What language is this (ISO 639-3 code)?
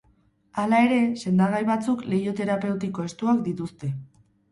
eus